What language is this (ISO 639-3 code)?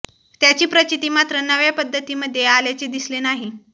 mar